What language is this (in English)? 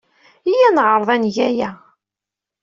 Kabyle